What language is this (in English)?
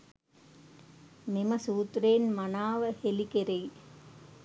Sinhala